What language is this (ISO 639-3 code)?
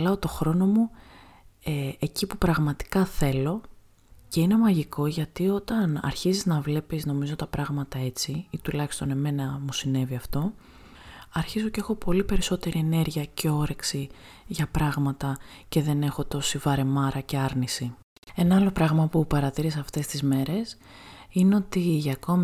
ell